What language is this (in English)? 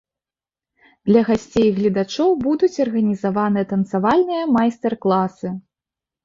Belarusian